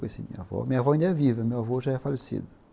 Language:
Portuguese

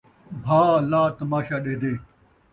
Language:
Saraiki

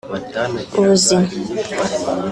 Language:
Kinyarwanda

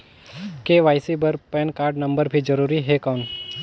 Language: Chhattisgarhi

